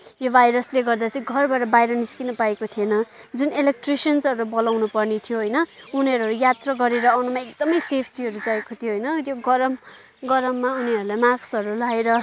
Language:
Nepali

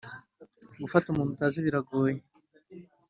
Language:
Kinyarwanda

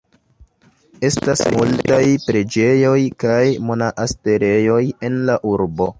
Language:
Esperanto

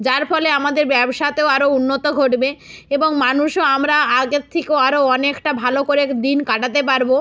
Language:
Bangla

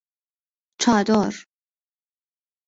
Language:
Persian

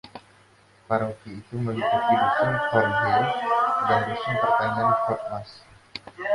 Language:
Indonesian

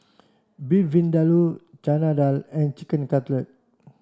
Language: English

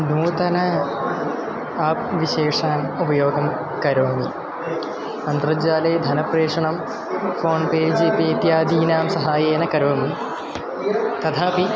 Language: Sanskrit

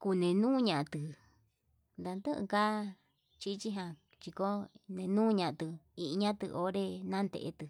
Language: Yutanduchi Mixtec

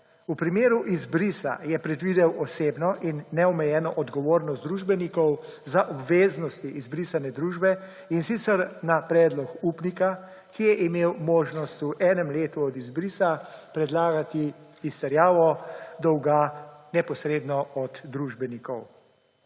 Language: Slovenian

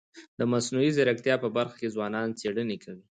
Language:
Pashto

